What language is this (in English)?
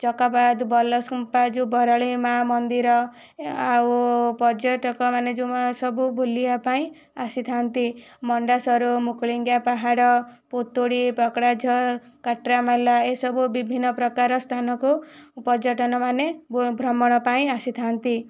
Odia